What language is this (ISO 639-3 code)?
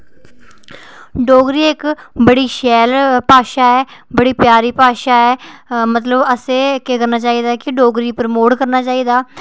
doi